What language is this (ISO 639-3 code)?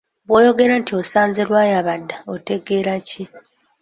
lug